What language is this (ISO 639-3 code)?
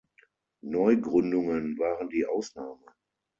deu